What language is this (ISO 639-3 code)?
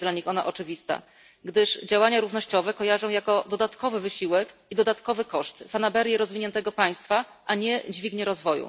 pol